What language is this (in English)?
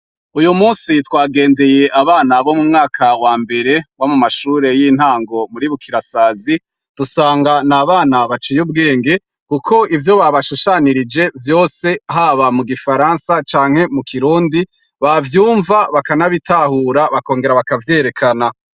Rundi